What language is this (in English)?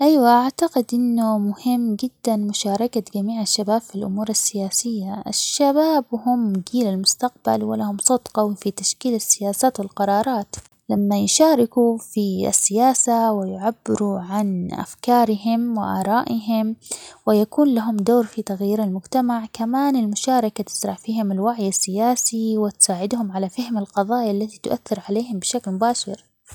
Omani Arabic